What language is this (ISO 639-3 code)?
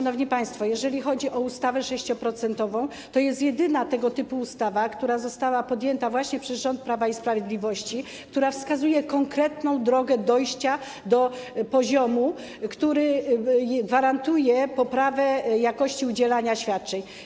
pol